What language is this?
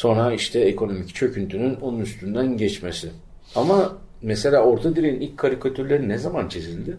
Turkish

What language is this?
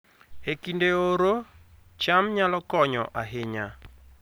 Luo (Kenya and Tanzania)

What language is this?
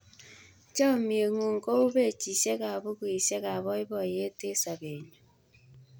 Kalenjin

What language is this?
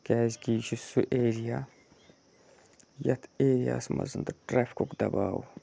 Kashmiri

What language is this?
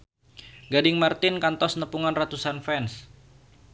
Sundanese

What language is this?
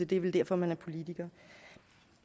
Danish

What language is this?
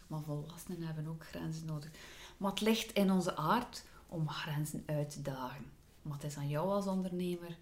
Dutch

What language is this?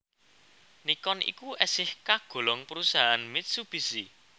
Javanese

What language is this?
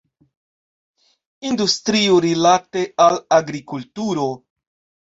Esperanto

